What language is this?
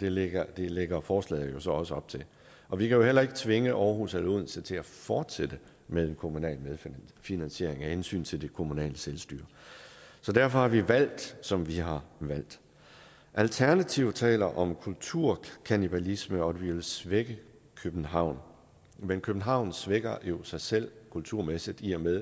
Danish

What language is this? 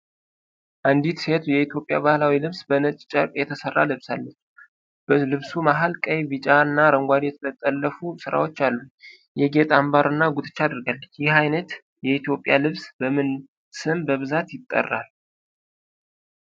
Amharic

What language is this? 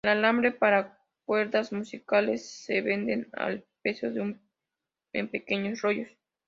Spanish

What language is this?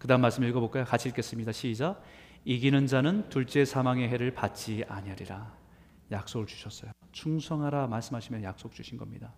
Korean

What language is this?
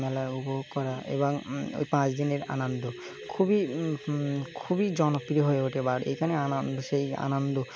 Bangla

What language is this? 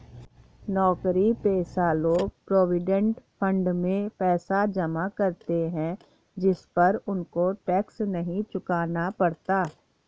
Hindi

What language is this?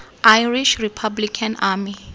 Tswana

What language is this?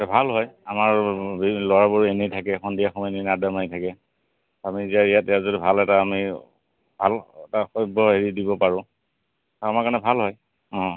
Assamese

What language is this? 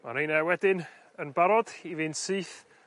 Welsh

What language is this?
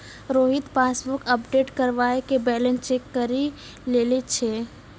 Maithili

